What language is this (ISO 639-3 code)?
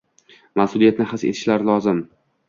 uzb